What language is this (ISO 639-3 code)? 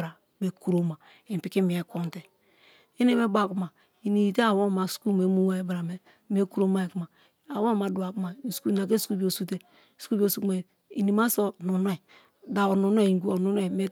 ijn